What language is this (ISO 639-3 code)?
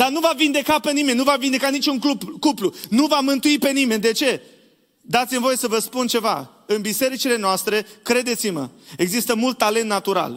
ron